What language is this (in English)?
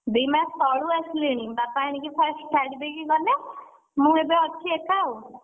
Odia